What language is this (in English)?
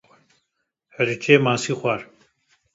Kurdish